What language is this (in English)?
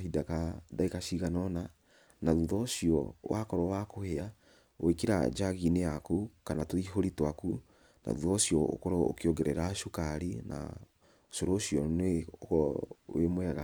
Kikuyu